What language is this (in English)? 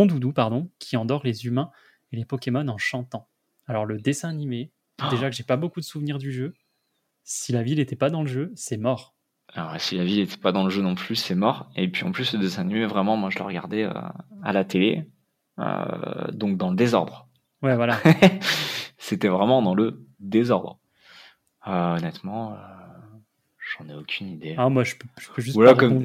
French